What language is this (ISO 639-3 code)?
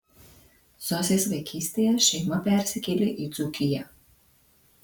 lit